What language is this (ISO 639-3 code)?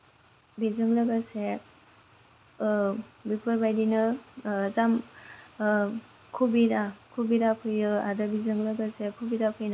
brx